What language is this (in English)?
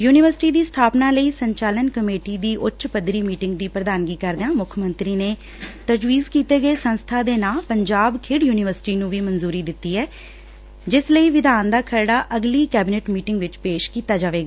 Punjabi